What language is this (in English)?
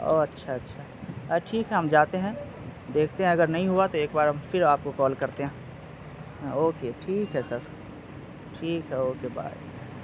Urdu